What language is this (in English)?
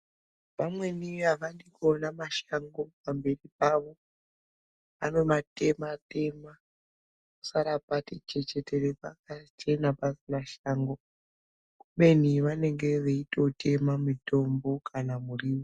Ndau